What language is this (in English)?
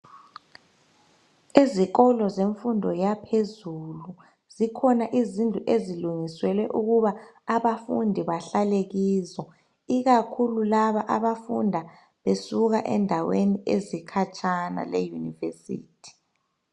North Ndebele